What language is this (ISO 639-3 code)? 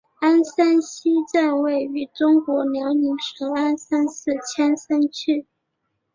zho